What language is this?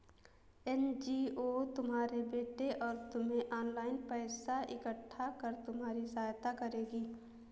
Hindi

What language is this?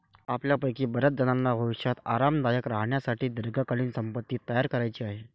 Marathi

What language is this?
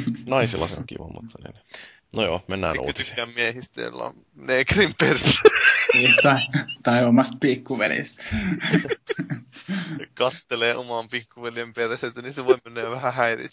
Finnish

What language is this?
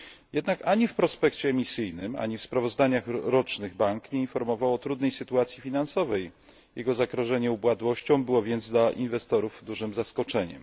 Polish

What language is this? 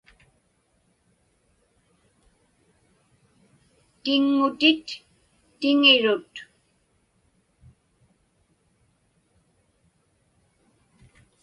Inupiaq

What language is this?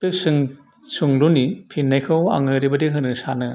Bodo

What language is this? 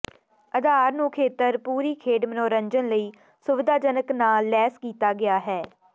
Punjabi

